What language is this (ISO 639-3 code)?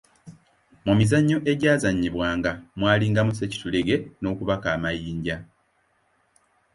lug